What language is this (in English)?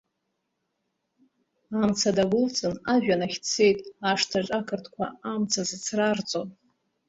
Abkhazian